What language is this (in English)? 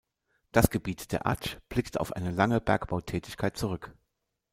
German